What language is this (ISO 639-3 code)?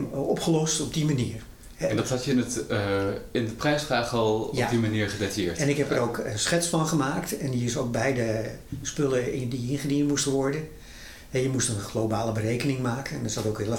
nld